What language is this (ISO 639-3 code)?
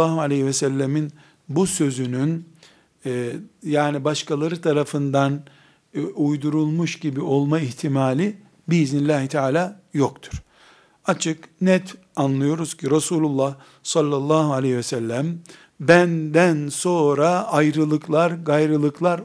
tur